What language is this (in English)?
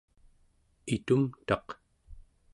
Central Yupik